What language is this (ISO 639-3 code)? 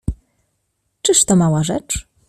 pol